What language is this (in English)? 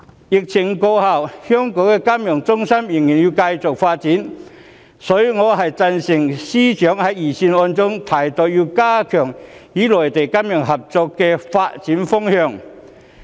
Cantonese